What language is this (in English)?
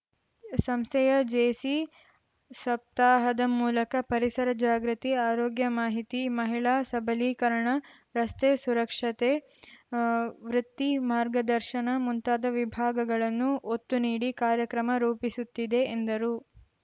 Kannada